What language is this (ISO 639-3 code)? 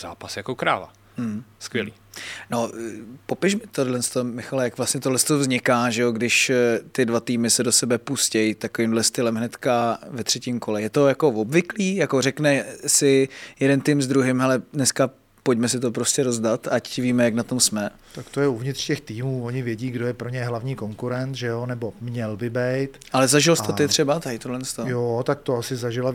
ces